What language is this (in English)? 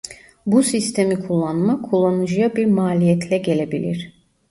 Turkish